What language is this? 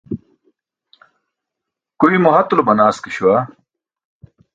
Burushaski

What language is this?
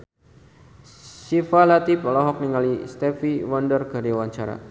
Sundanese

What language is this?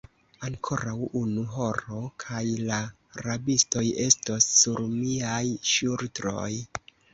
Esperanto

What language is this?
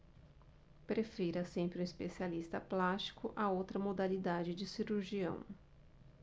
Portuguese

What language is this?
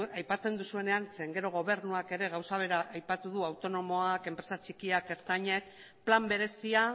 Basque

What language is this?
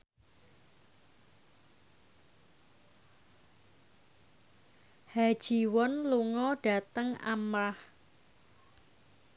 Javanese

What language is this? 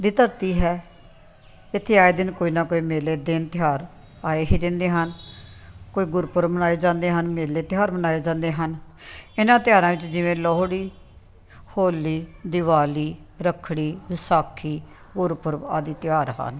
Punjabi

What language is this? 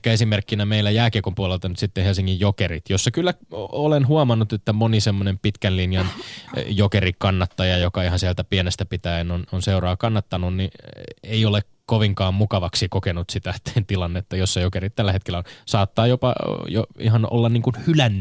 Finnish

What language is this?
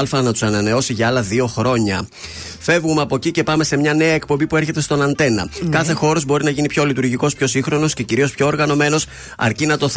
Greek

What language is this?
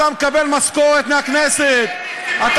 Hebrew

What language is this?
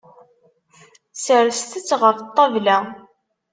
Kabyle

